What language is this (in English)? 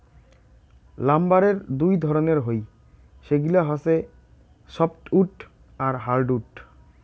Bangla